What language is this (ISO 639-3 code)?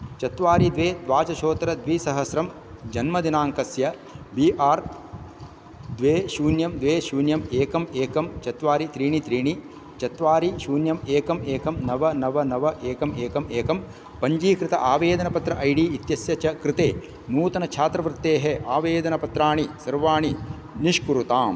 san